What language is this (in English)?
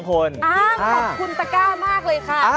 Thai